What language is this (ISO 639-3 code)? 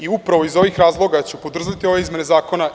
srp